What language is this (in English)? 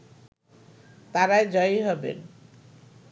Bangla